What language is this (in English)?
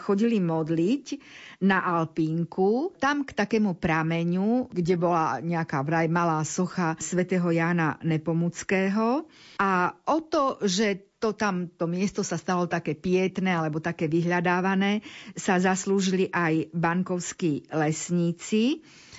Slovak